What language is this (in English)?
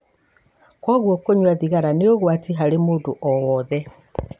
Kikuyu